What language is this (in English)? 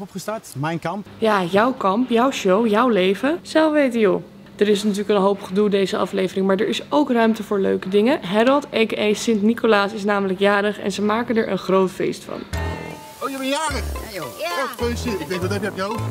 Dutch